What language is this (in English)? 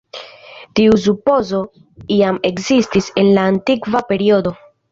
Esperanto